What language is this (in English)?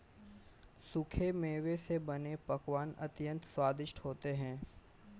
Hindi